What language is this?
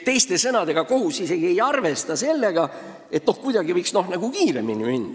Estonian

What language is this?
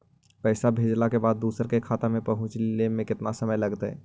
Magahi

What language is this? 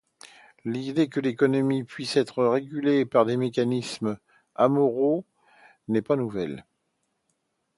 French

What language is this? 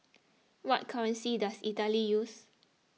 English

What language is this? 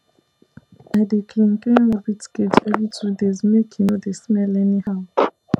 Nigerian Pidgin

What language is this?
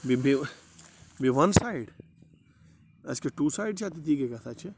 Kashmiri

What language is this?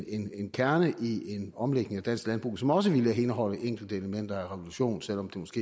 Danish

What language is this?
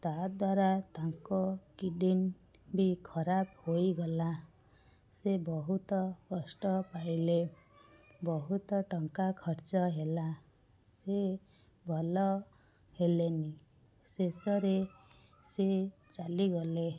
Odia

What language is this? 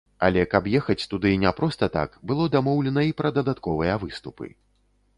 Belarusian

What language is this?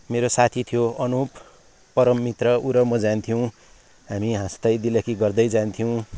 Nepali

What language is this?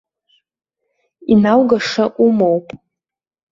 Abkhazian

